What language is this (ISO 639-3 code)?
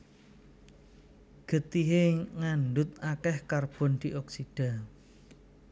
jav